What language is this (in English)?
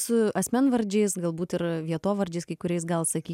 Lithuanian